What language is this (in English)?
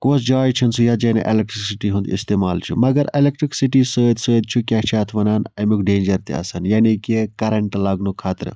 Kashmiri